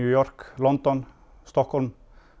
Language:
Icelandic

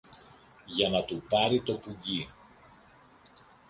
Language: Greek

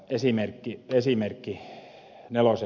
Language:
Finnish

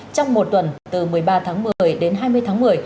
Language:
Vietnamese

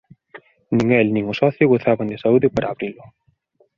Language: Galician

